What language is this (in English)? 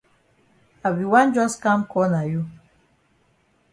Cameroon Pidgin